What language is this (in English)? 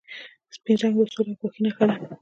Pashto